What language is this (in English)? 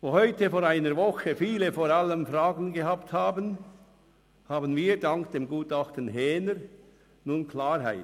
Swiss German